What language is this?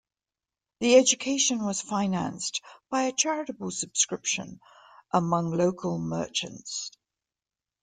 English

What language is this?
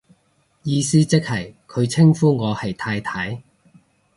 Cantonese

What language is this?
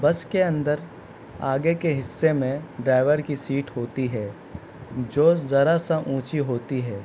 Urdu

